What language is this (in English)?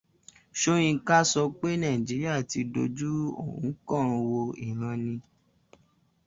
Yoruba